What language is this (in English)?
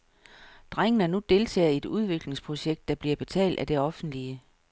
Danish